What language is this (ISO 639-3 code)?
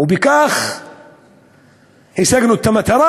heb